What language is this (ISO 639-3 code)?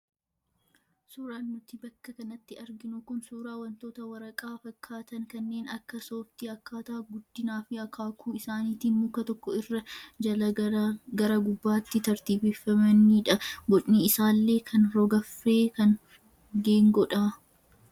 orm